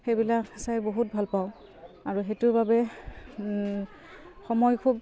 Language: Assamese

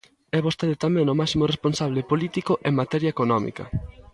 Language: Galician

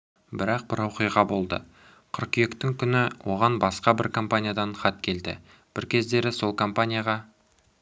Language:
Kazakh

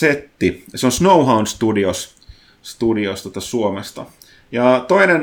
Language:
Finnish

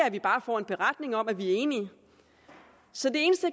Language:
Danish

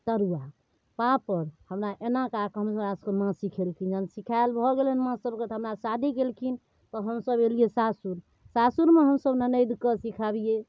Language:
Maithili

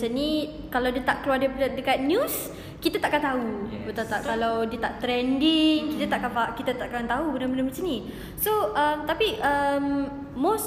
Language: Malay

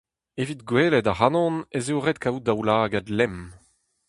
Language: Breton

